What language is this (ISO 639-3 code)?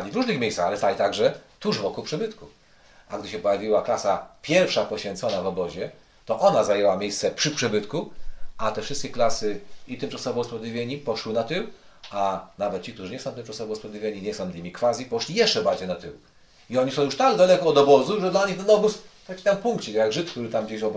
pol